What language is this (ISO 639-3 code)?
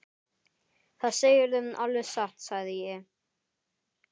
isl